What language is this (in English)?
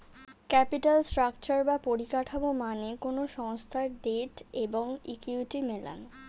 Bangla